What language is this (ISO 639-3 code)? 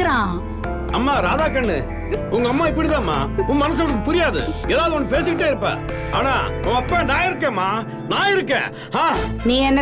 tam